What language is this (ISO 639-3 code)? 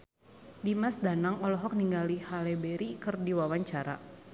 sun